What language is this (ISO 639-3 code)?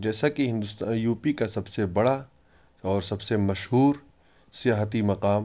urd